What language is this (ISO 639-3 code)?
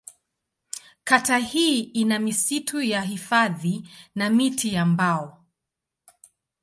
swa